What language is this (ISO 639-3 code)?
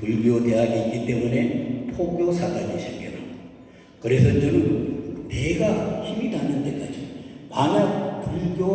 kor